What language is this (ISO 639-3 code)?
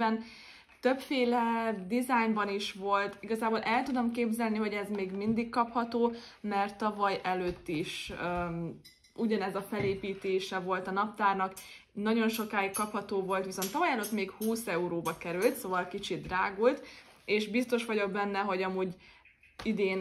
hun